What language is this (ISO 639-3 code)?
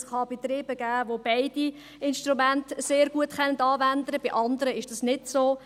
gsw